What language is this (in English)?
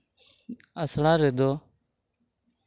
Santali